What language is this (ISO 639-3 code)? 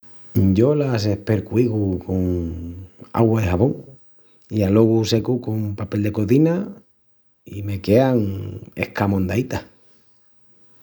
ext